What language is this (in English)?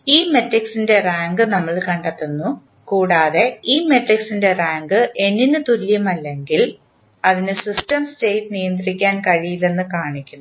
Malayalam